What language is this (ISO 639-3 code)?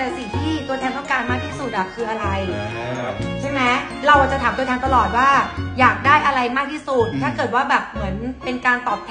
tha